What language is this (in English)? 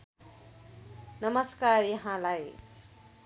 Nepali